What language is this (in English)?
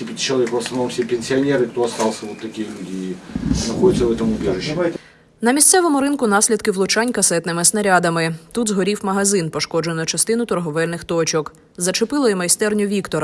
Ukrainian